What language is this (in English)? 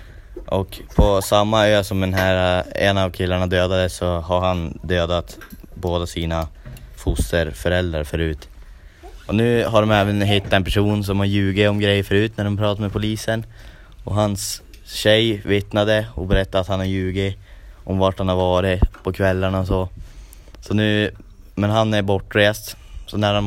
Swedish